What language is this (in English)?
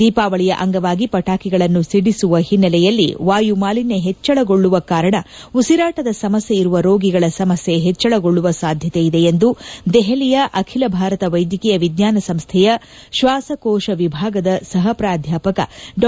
Kannada